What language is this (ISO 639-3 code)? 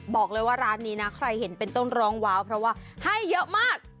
tha